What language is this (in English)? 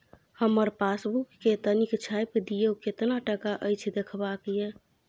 Maithili